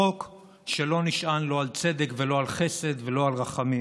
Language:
Hebrew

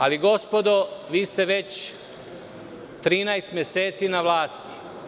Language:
Serbian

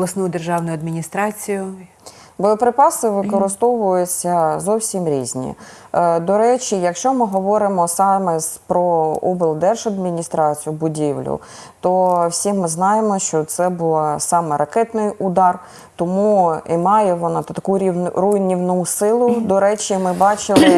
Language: Ukrainian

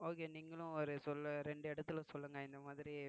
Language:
Tamil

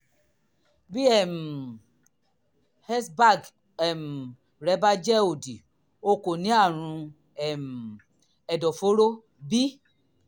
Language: Yoruba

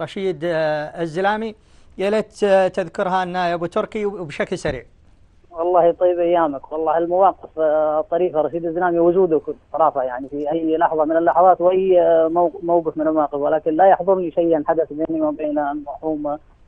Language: Arabic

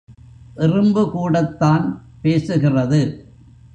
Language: Tamil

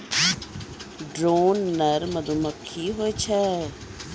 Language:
Maithili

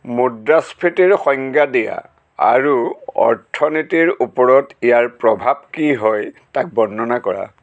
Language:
Assamese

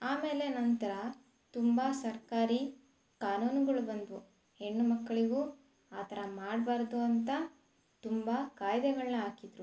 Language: Kannada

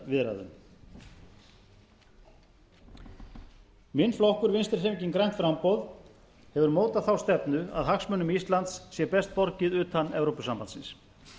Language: Icelandic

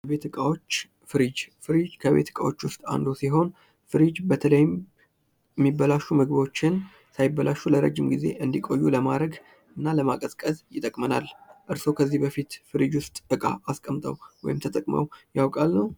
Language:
Amharic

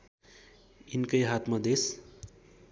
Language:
Nepali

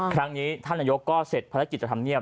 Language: Thai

